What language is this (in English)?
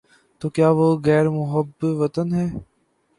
Urdu